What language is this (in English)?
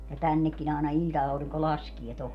Finnish